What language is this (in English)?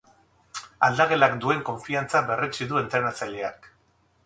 Basque